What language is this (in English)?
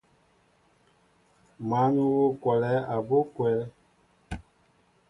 Mbo (Cameroon)